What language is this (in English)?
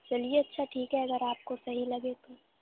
Urdu